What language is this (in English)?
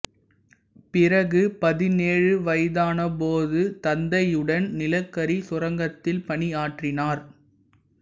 Tamil